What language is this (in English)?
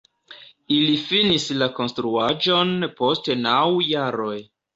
Esperanto